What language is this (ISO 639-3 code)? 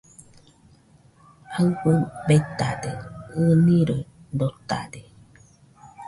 hux